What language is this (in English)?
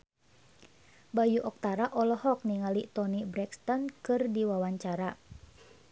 Sundanese